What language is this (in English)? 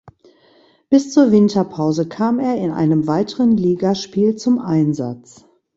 German